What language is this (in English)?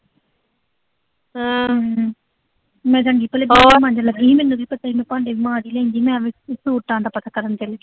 Punjabi